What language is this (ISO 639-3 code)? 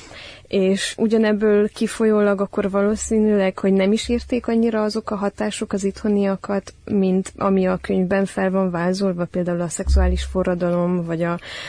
hun